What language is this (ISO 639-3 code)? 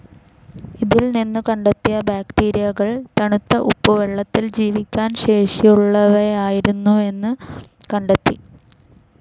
mal